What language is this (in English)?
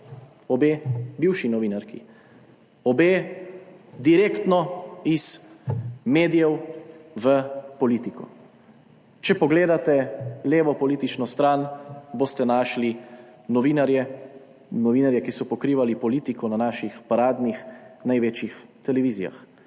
Slovenian